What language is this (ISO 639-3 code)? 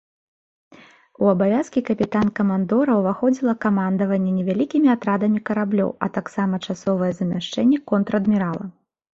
bel